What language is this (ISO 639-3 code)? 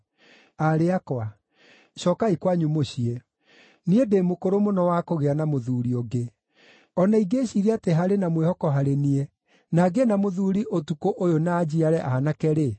kik